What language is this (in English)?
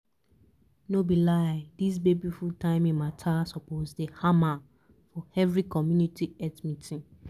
Nigerian Pidgin